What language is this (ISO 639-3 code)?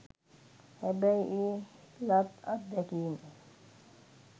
sin